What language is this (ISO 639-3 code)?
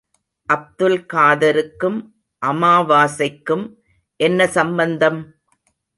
tam